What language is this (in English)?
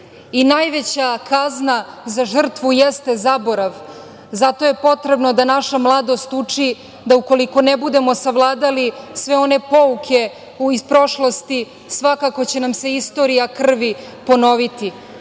Serbian